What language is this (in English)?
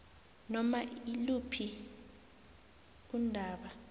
South Ndebele